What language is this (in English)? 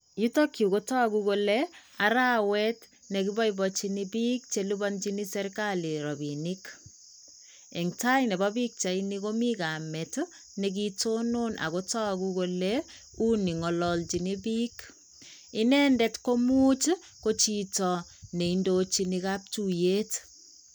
Kalenjin